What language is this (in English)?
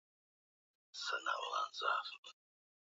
Swahili